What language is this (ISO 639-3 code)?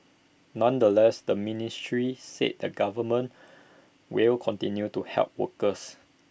eng